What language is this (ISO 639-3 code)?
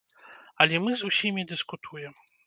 bel